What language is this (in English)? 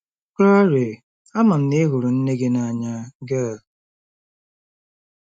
Igbo